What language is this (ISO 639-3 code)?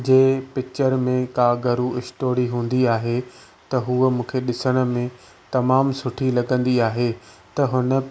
snd